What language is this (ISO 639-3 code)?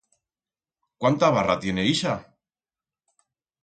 arg